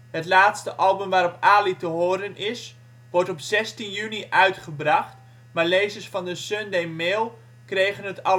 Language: Dutch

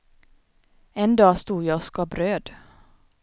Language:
Swedish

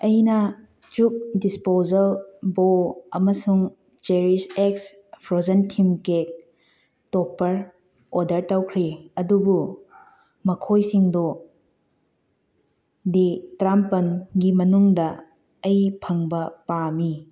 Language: Manipuri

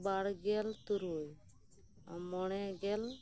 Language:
Santali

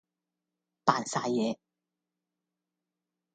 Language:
Cantonese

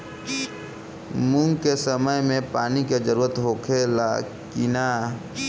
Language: Bhojpuri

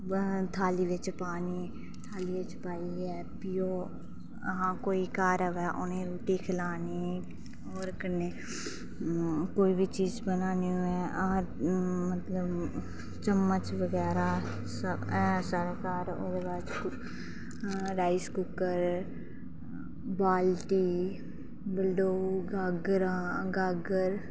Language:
Dogri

